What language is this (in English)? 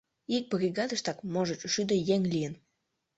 Mari